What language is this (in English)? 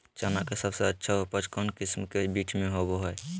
Magahi